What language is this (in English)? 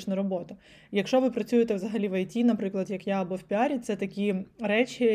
Ukrainian